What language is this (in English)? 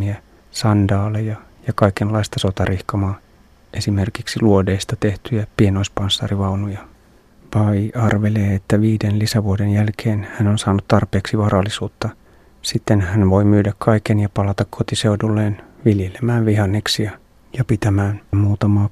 Finnish